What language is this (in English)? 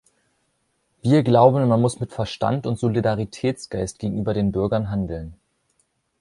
German